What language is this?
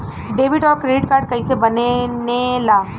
Bhojpuri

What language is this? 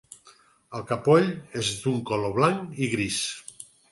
Catalan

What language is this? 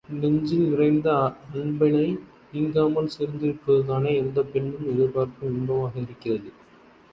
Tamil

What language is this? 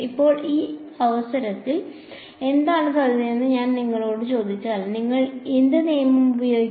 Malayalam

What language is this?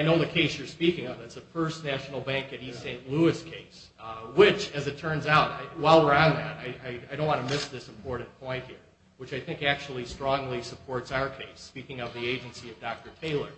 English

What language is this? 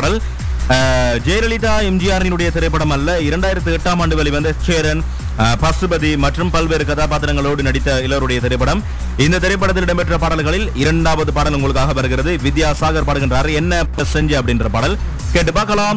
Tamil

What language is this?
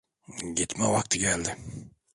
Turkish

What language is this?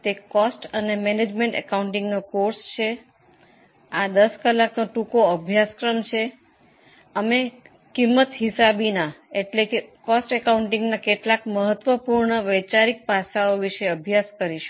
Gujarati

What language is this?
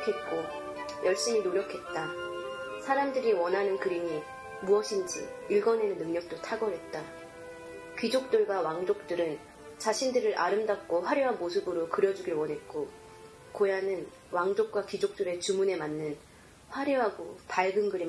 Korean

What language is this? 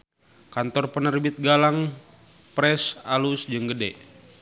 Sundanese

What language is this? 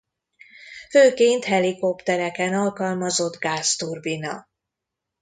Hungarian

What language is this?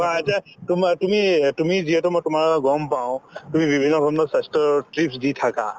Assamese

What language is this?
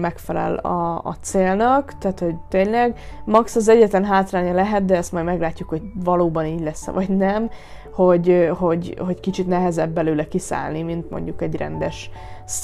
Hungarian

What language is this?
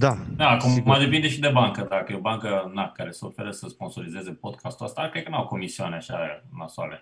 Romanian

